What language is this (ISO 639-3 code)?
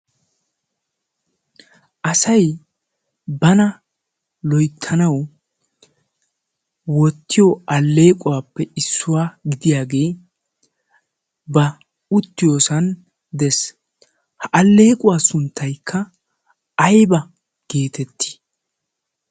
wal